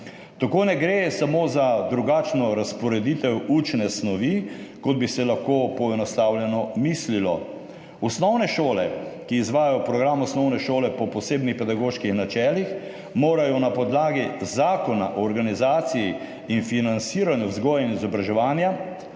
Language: Slovenian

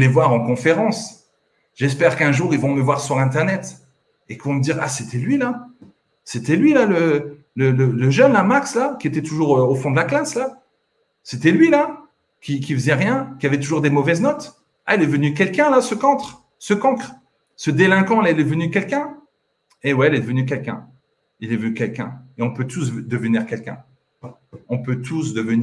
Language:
French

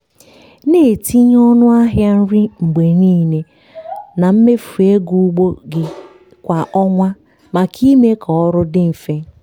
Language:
Igbo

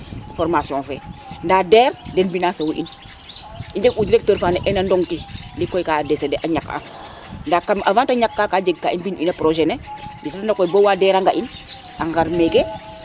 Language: Serer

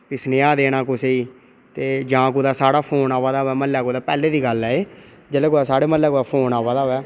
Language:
Dogri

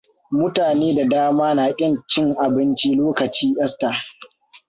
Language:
Hausa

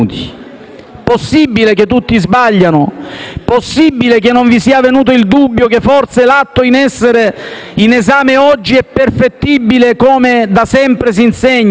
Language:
Italian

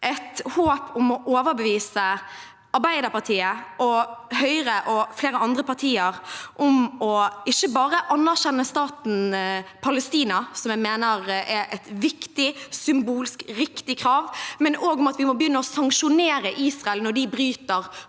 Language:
Norwegian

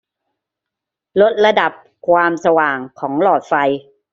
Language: Thai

